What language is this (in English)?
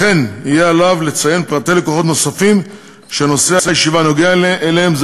Hebrew